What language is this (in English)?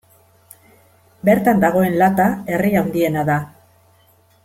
Basque